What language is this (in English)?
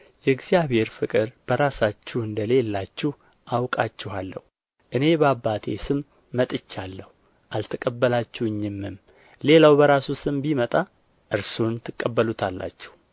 Amharic